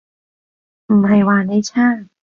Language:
Cantonese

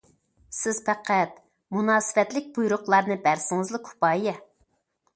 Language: Uyghur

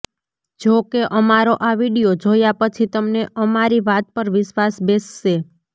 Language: Gujarati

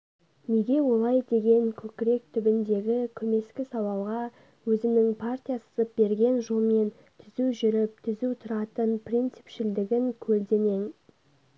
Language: Kazakh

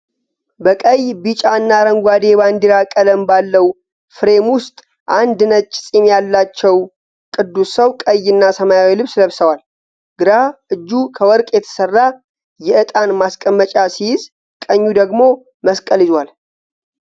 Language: Amharic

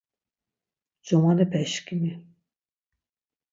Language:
Laz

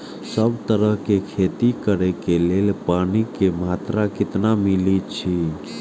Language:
Maithili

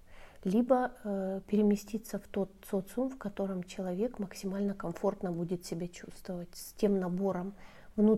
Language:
Russian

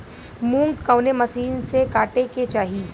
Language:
Bhojpuri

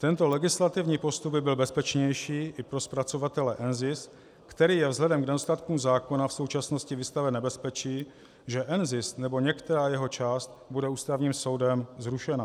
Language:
Czech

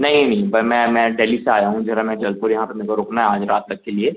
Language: Hindi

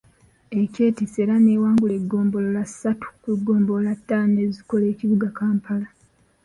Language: Ganda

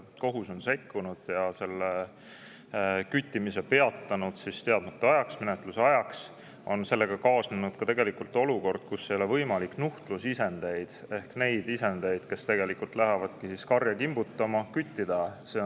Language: Estonian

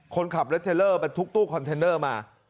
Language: Thai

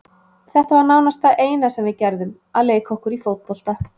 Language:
Icelandic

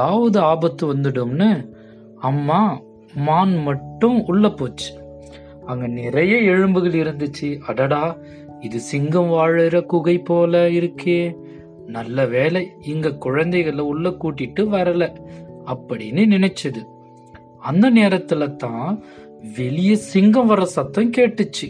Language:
Tamil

